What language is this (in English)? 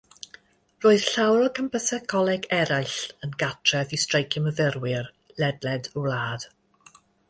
Welsh